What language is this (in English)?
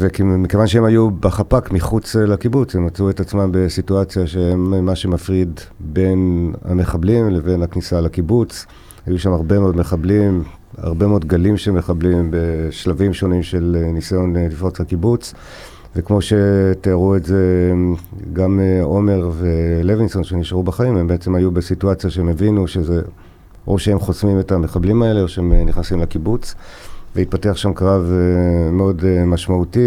Hebrew